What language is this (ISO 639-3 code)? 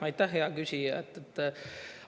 est